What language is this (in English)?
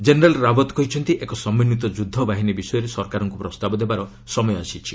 Odia